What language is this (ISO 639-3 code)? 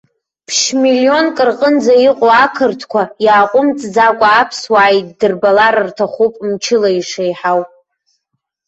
abk